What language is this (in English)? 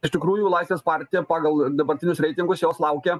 Lithuanian